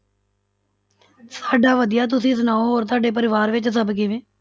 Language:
Punjabi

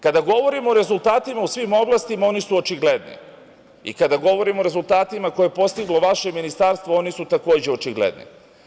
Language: Serbian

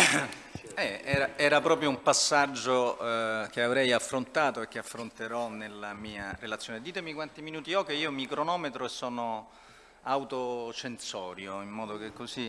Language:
Italian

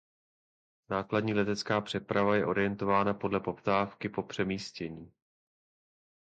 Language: Czech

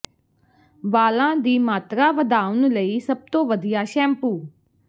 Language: Punjabi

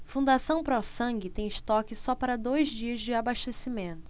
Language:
Portuguese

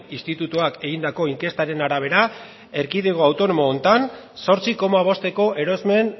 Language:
Basque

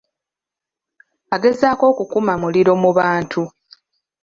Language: Ganda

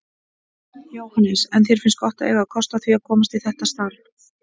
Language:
Icelandic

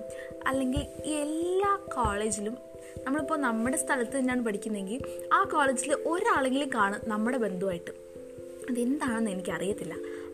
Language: Malayalam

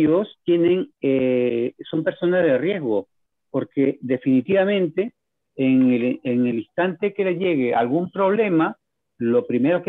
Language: Spanish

